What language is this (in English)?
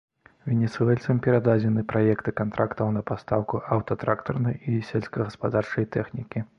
Belarusian